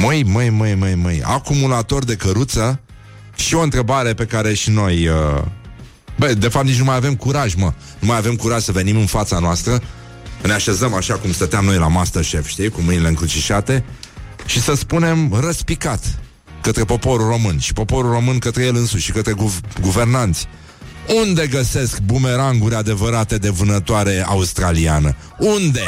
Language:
Romanian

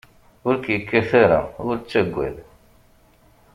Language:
Kabyle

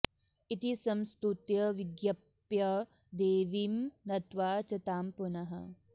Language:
Sanskrit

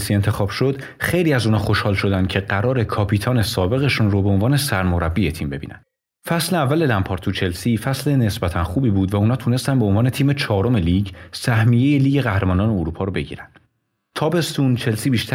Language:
Persian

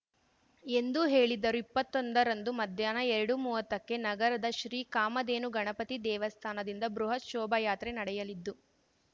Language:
Kannada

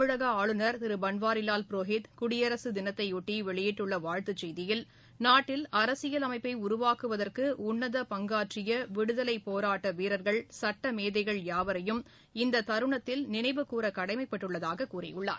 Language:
Tamil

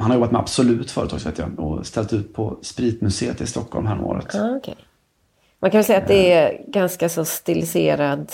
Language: Swedish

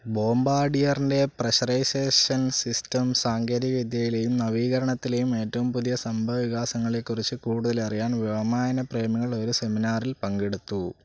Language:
Malayalam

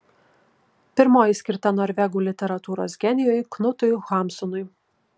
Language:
Lithuanian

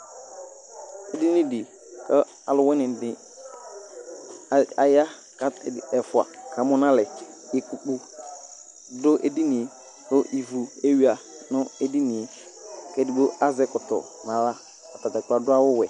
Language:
Ikposo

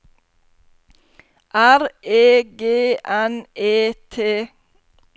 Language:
Norwegian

